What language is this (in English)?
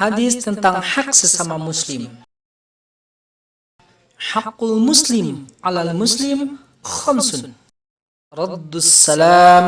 Indonesian